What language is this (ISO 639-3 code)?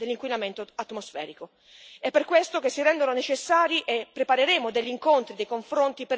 ita